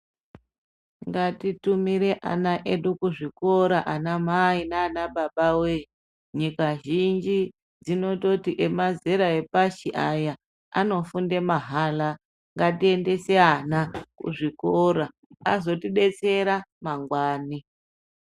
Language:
Ndau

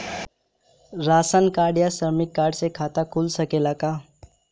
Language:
Bhojpuri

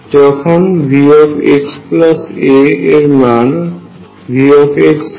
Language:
Bangla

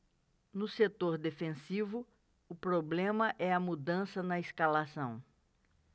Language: Portuguese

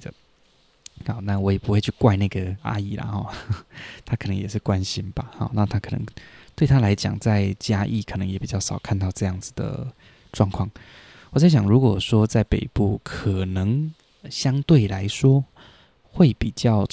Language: Chinese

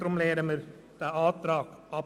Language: Swiss German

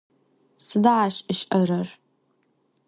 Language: Adyghe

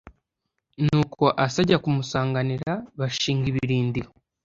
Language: Kinyarwanda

